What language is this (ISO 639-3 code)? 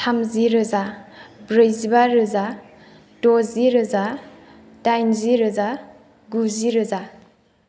brx